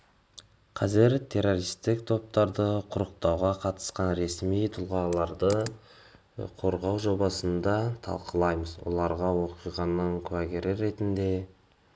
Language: Kazakh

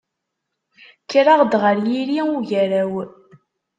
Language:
Kabyle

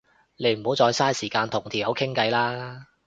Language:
Cantonese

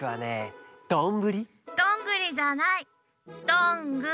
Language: Japanese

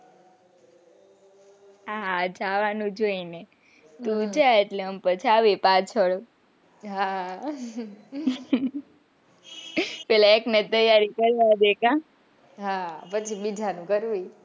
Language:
Gujarati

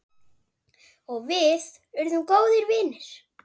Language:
Icelandic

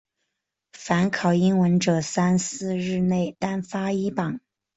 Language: Chinese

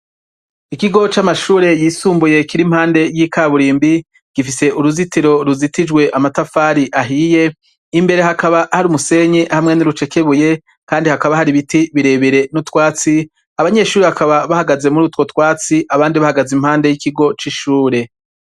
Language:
Rundi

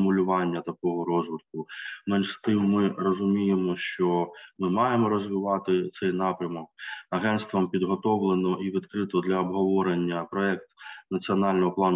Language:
Ukrainian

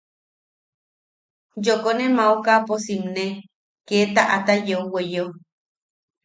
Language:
Yaqui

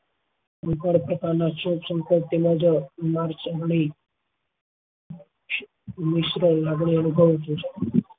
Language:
Gujarati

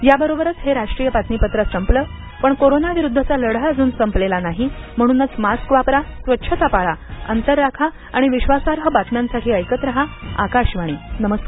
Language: Marathi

